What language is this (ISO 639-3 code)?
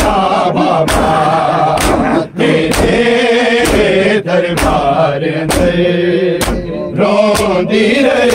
urd